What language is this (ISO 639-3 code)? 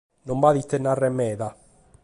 srd